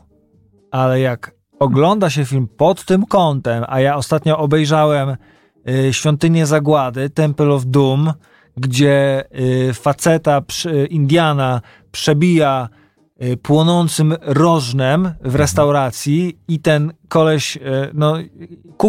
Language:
Polish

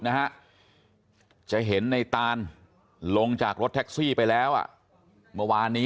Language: Thai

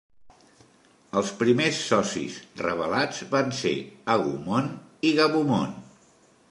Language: Catalan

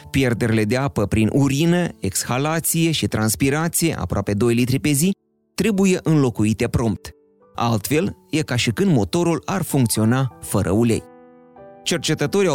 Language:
Romanian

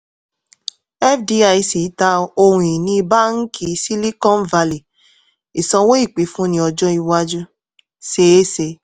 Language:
Yoruba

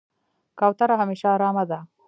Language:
Pashto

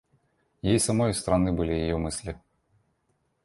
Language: Russian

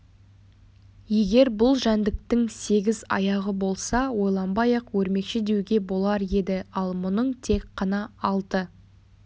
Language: Kazakh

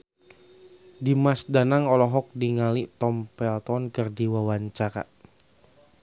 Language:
Sundanese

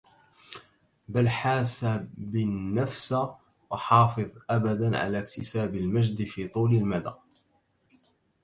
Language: Arabic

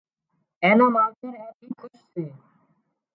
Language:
Wadiyara Koli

